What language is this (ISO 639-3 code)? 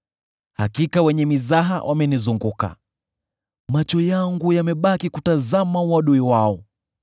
swa